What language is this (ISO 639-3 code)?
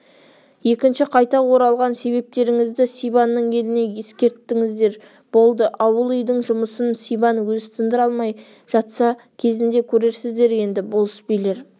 kaz